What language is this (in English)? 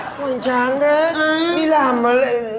Vietnamese